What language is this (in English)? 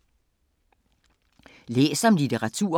Danish